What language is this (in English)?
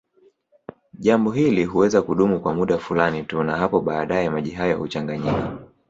Swahili